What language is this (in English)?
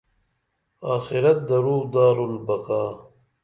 Dameli